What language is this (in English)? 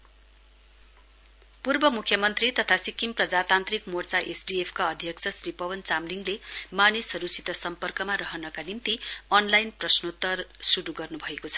Nepali